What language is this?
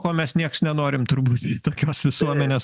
Lithuanian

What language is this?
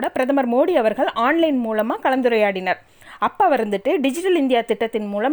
Tamil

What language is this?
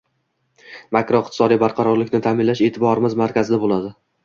Uzbek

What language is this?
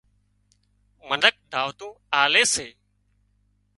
Wadiyara Koli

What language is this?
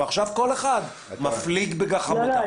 Hebrew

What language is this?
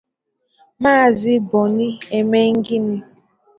Igbo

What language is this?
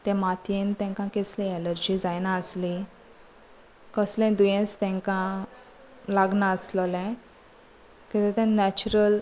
Konkani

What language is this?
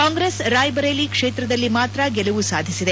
Kannada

